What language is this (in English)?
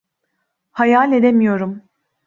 Turkish